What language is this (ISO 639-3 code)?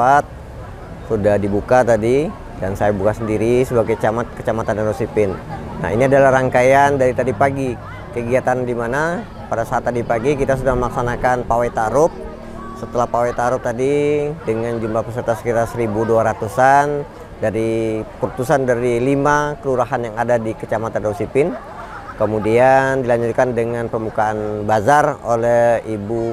ind